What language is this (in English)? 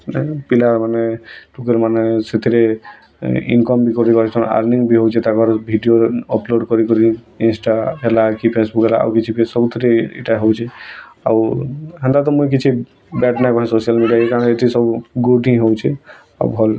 Odia